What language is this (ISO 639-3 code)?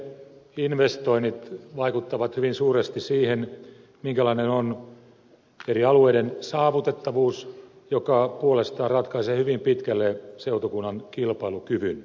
fin